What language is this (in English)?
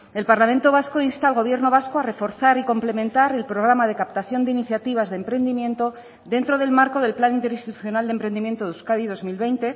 Spanish